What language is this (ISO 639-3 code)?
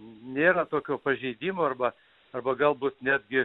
lit